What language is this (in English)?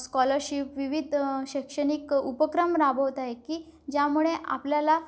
Marathi